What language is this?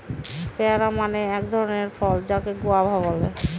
Bangla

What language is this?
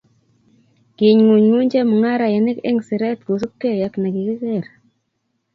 Kalenjin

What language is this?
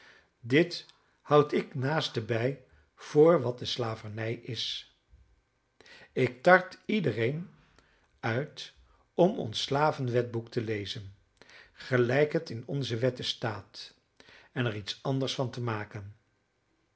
Dutch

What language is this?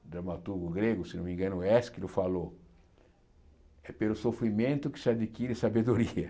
Portuguese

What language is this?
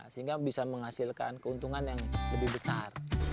Indonesian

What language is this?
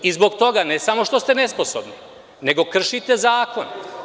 Serbian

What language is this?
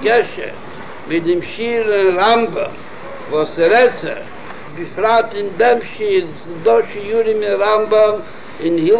Hebrew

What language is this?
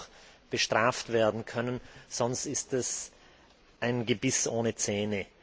German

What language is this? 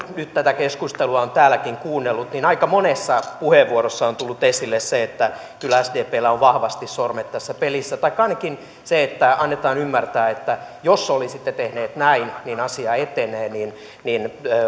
Finnish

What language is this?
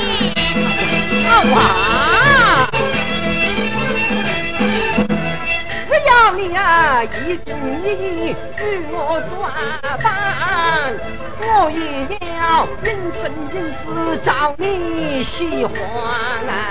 Chinese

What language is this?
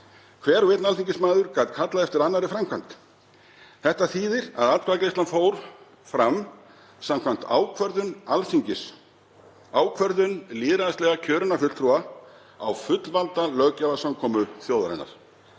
Icelandic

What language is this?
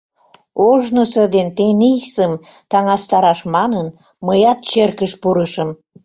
Mari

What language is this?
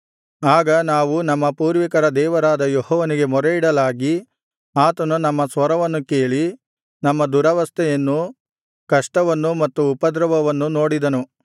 Kannada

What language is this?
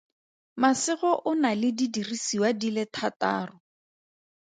Tswana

